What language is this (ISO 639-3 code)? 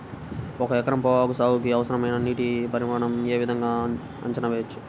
tel